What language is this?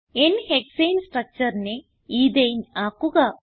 Malayalam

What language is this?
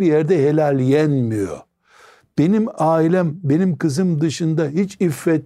Turkish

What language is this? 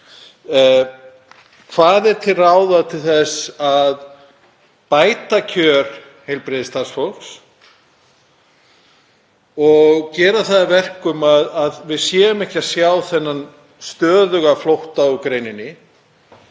Icelandic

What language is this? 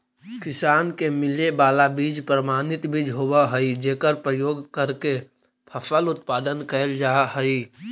Magahi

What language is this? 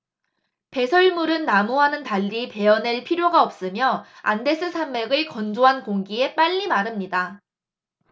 Korean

